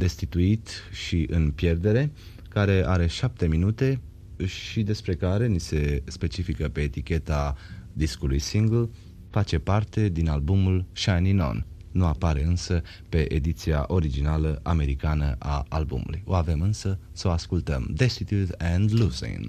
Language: Romanian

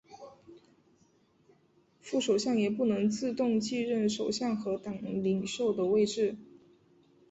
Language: Chinese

